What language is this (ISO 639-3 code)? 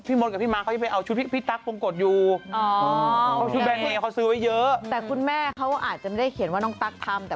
tha